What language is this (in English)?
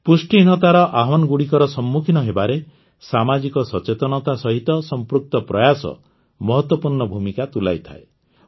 Odia